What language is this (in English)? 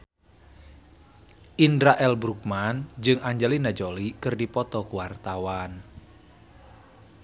Sundanese